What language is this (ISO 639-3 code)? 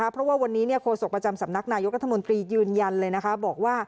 tha